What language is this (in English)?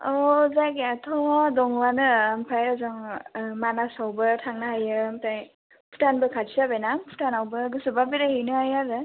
Bodo